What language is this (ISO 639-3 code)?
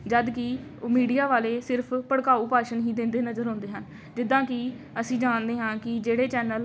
pan